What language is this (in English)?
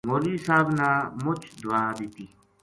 Gujari